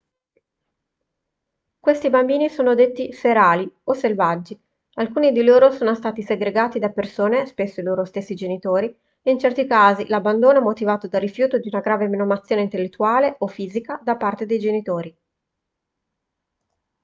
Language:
Italian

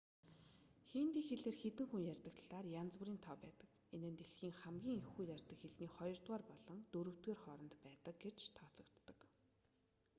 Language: Mongolian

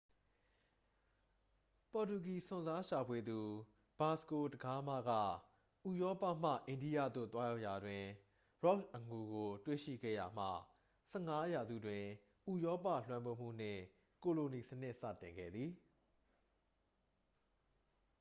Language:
Burmese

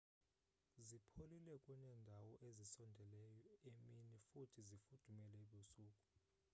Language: Xhosa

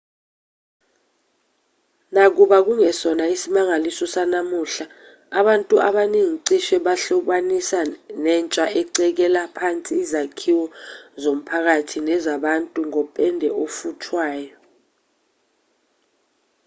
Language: Zulu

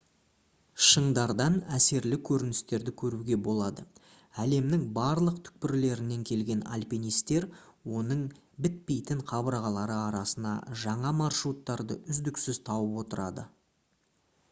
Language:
Kazakh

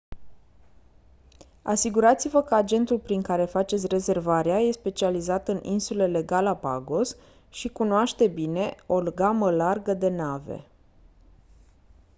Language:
Romanian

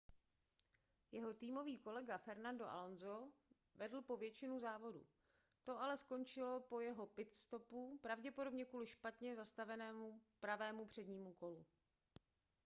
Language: Czech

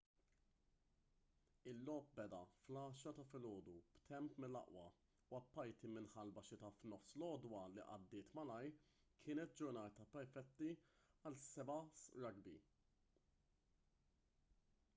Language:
Maltese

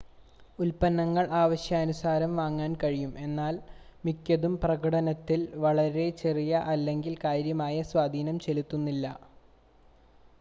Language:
Malayalam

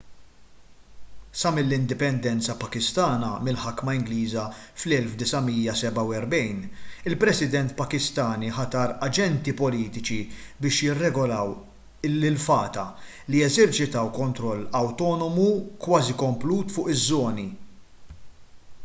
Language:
Maltese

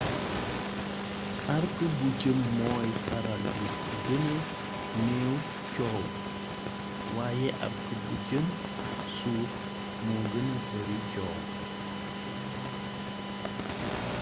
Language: Wolof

